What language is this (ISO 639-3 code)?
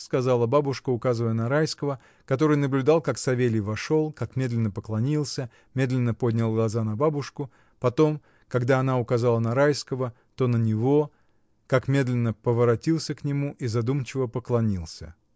rus